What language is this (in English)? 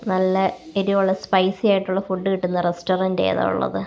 Malayalam